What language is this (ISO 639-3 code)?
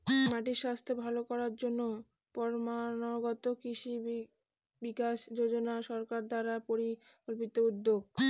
ben